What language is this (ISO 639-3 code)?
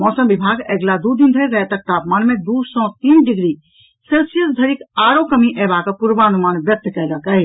mai